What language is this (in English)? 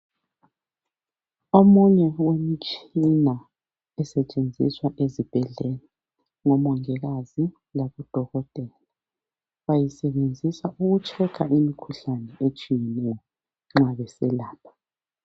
North Ndebele